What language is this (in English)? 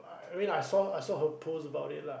English